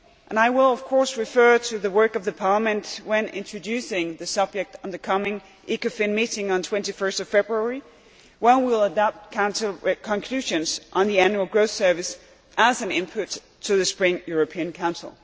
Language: English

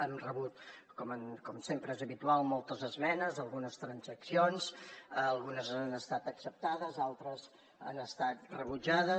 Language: Catalan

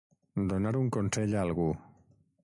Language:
Catalan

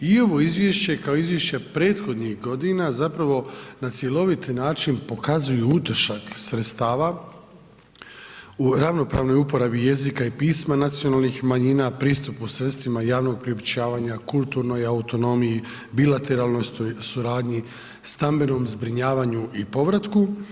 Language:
Croatian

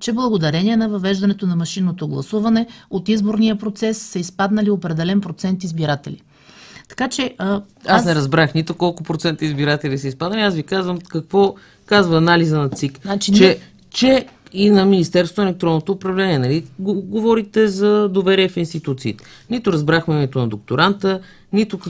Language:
Bulgarian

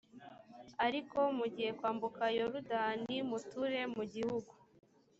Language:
Kinyarwanda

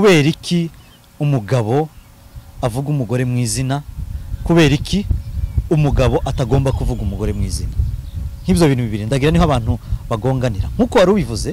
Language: Korean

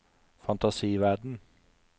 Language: Norwegian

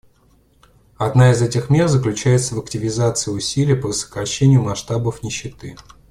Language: Russian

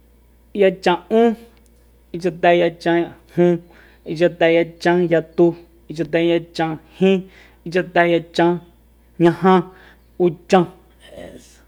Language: Soyaltepec Mazatec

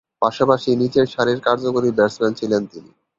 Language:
Bangla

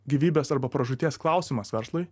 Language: Lithuanian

